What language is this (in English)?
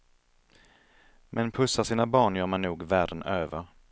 Swedish